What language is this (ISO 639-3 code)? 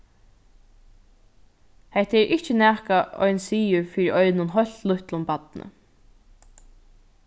fao